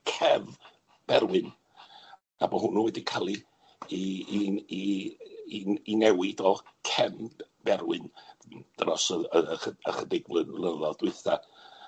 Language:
Welsh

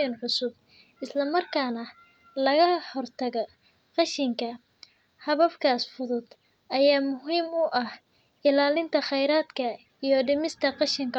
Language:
Somali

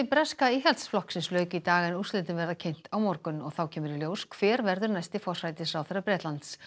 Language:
Icelandic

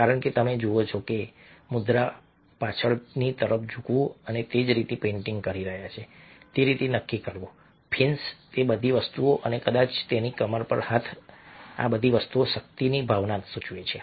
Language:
Gujarati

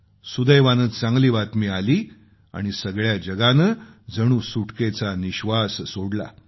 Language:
Marathi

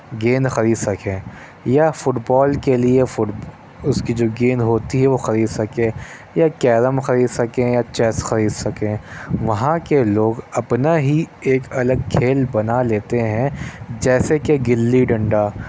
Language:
Urdu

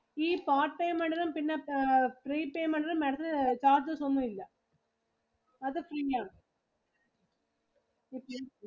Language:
Malayalam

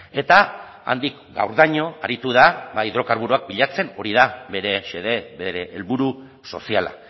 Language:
Basque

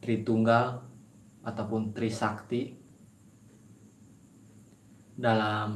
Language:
Indonesian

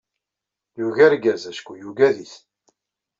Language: Kabyle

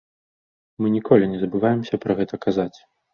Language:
Belarusian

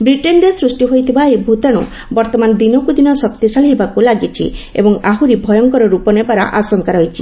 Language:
Odia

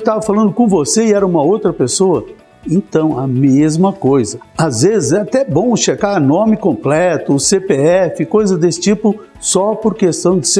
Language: Portuguese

